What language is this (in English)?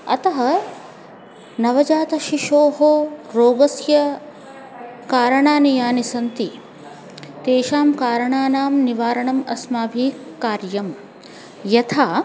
Sanskrit